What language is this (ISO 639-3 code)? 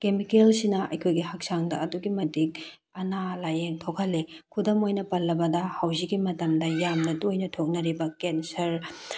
mni